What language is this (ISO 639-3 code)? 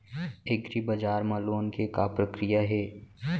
hne